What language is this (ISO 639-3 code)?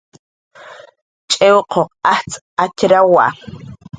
jqr